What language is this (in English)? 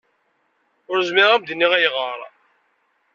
Kabyle